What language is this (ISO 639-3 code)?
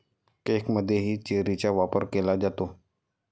mar